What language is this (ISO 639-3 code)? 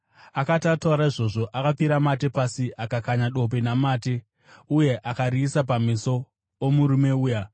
sna